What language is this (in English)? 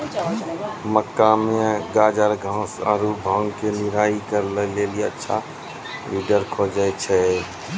Maithili